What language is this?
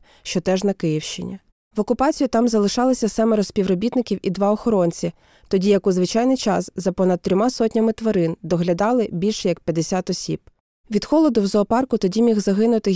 Ukrainian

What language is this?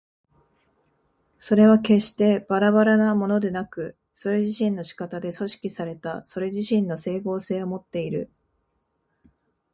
Japanese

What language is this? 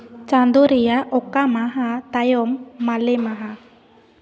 Santali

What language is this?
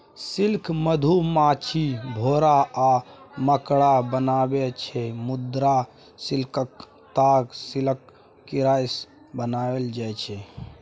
Maithili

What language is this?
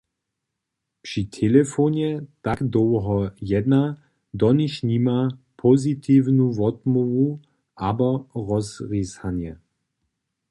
Upper Sorbian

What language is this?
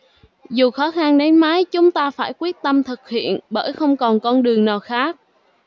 Vietnamese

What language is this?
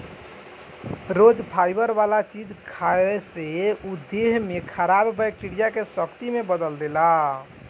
Bhojpuri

